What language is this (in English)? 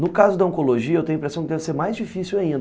Portuguese